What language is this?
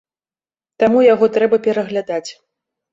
Belarusian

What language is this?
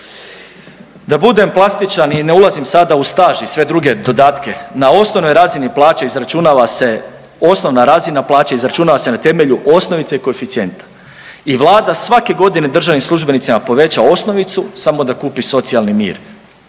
Croatian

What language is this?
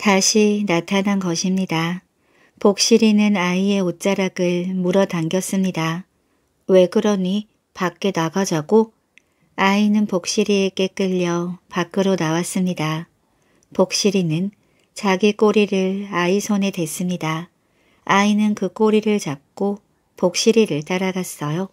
Korean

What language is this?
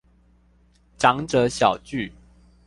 Chinese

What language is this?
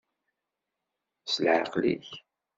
Kabyle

